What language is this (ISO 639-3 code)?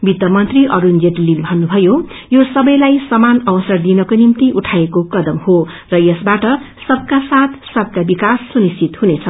nep